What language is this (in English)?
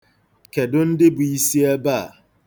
Igbo